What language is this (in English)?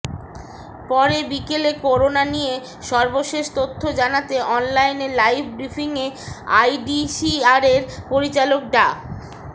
Bangla